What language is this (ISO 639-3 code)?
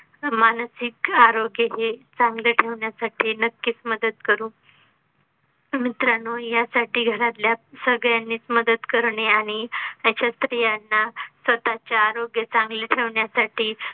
mar